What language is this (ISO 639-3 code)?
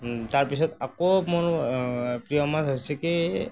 asm